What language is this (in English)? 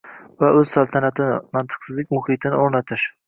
Uzbek